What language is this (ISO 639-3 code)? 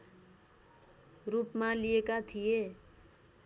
nep